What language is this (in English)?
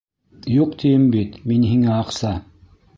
Bashkir